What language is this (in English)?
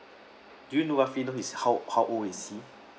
English